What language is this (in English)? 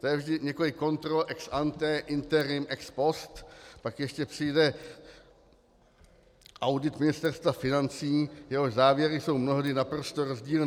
Czech